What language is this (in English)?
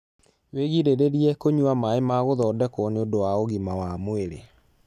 Kikuyu